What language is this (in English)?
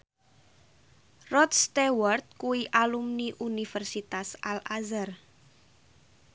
Javanese